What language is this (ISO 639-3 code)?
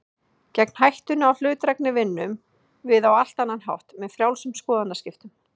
isl